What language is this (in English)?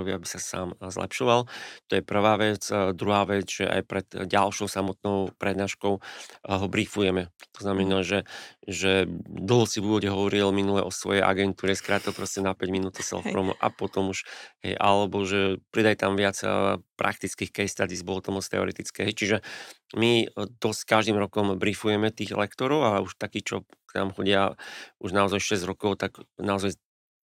Slovak